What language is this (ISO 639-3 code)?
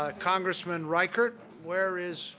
eng